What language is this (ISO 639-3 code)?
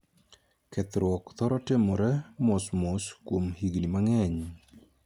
luo